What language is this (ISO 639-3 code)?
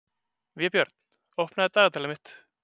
isl